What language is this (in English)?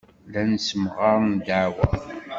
Kabyle